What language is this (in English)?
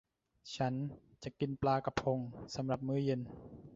Thai